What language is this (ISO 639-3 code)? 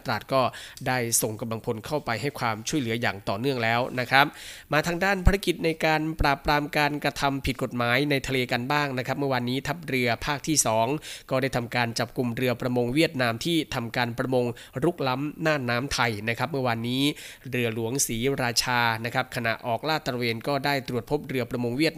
tha